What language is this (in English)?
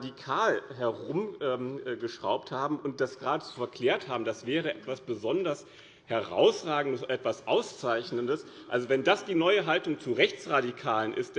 German